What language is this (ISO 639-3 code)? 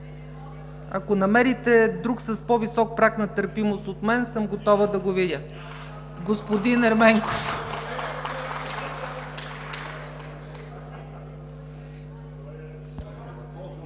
bul